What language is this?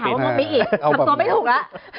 Thai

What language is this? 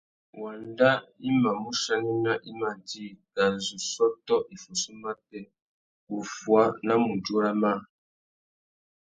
Tuki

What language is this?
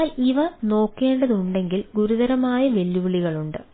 Malayalam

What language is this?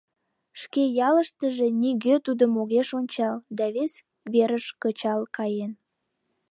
Mari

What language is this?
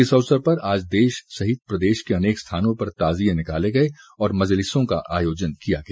Hindi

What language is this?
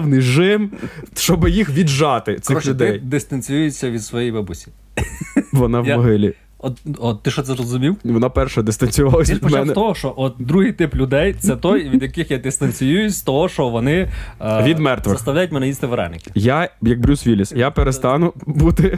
Ukrainian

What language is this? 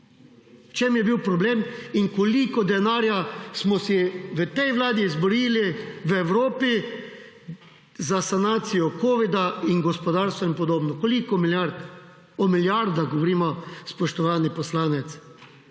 Slovenian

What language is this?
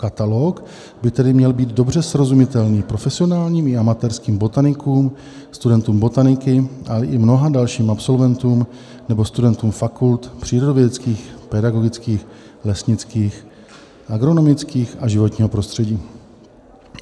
Czech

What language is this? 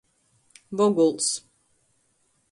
Latgalian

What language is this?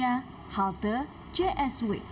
Indonesian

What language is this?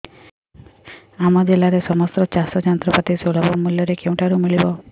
Odia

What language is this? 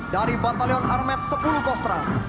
Indonesian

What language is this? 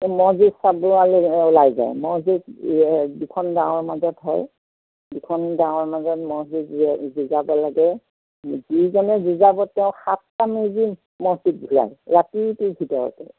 Assamese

